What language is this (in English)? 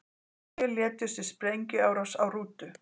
Icelandic